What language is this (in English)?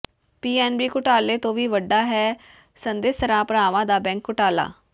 Punjabi